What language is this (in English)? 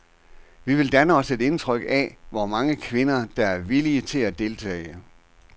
Danish